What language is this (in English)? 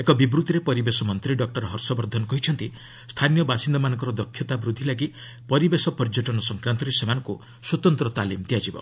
Odia